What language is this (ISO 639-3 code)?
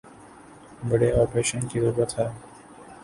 urd